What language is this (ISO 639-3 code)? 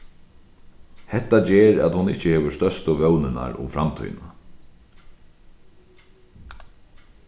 fao